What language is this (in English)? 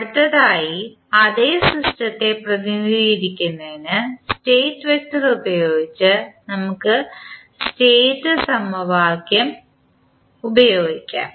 Malayalam